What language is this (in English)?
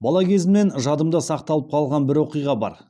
Kazakh